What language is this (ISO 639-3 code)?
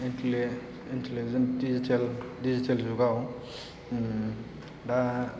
brx